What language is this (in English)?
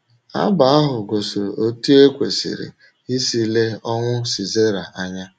Igbo